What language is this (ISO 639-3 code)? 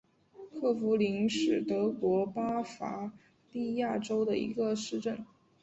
zho